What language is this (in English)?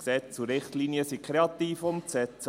Swiss German